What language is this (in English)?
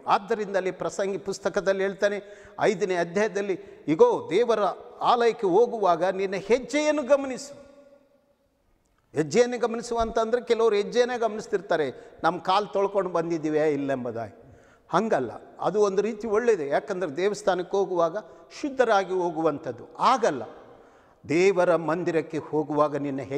Hindi